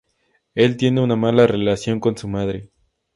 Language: Spanish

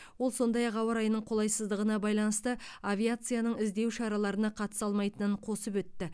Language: Kazakh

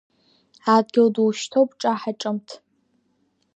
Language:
Abkhazian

